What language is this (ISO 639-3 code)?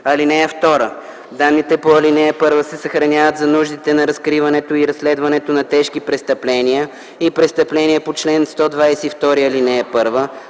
bul